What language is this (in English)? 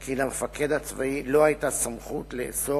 Hebrew